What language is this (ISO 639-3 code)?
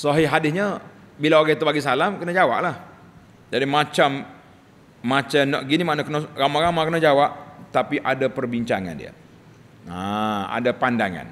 msa